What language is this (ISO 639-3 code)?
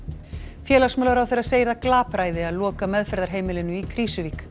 isl